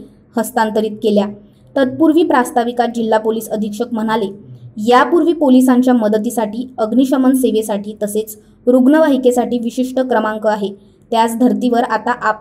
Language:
Hindi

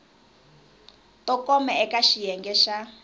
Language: Tsonga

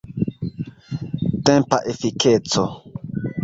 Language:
Esperanto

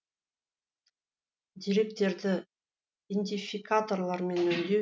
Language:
Kazakh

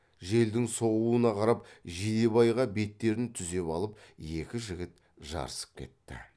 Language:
Kazakh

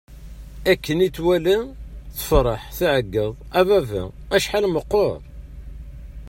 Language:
Kabyle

